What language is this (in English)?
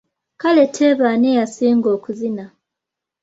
Ganda